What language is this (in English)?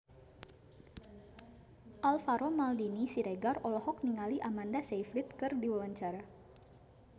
Sundanese